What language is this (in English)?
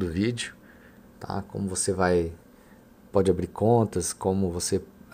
Portuguese